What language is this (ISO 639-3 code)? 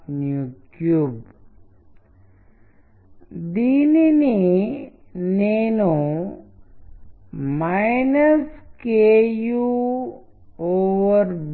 tel